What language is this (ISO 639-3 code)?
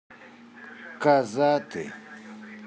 rus